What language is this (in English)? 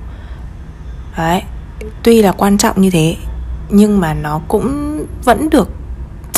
Vietnamese